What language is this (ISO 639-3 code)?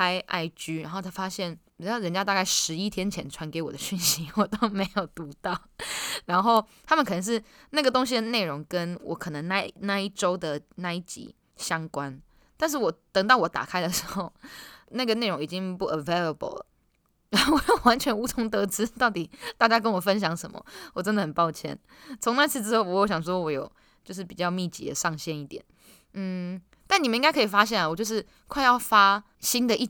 zho